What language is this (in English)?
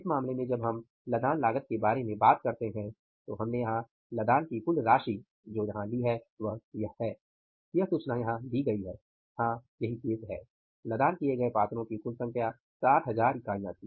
Hindi